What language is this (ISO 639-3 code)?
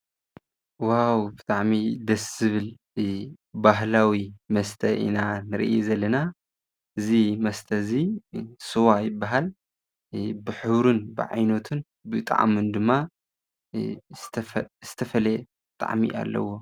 tir